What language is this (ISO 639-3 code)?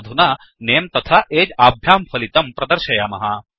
san